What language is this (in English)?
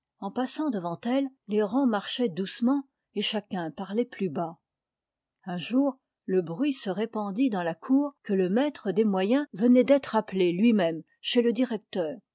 French